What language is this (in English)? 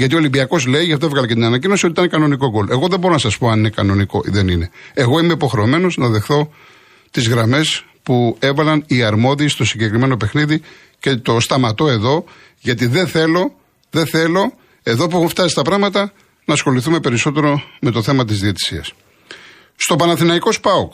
Greek